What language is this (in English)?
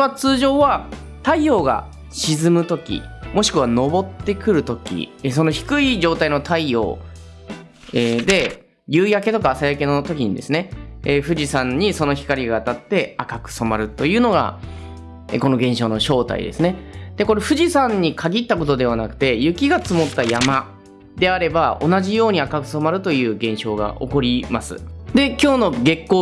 Japanese